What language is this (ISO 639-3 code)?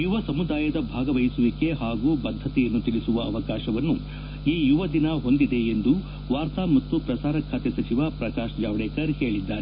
kan